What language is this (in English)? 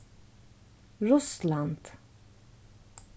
Faroese